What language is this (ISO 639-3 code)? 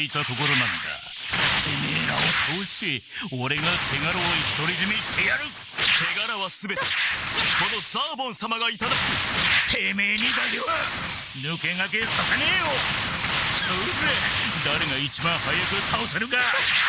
jpn